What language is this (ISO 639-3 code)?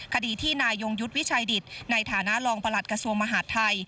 tha